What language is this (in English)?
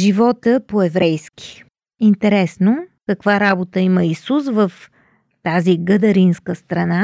Bulgarian